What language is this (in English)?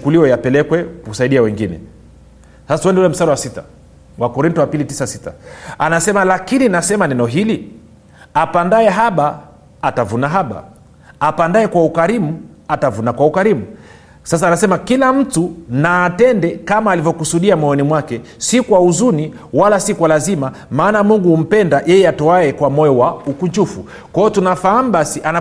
Swahili